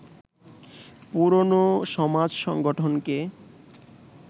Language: Bangla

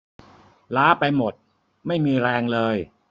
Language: Thai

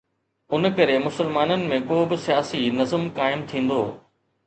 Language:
Sindhi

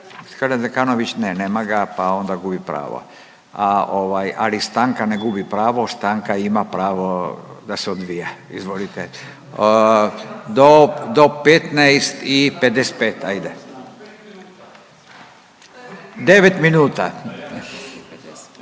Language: Croatian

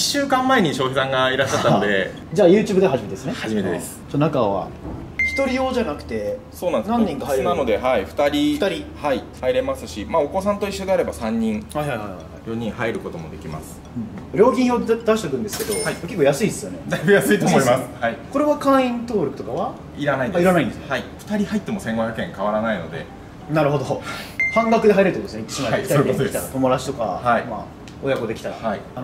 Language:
Japanese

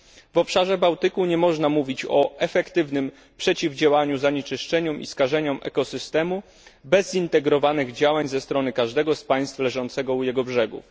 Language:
Polish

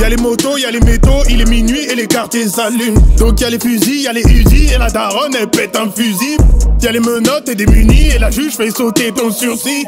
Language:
French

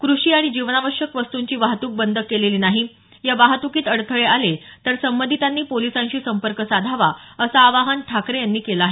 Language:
Marathi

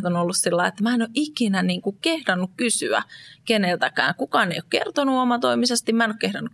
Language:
Finnish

